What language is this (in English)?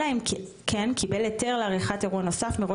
Hebrew